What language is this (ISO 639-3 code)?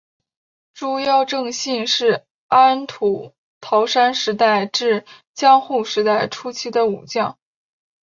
zho